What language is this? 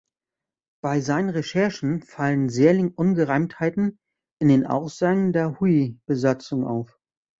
German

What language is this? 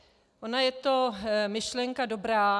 Czech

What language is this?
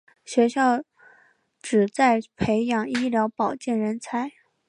Chinese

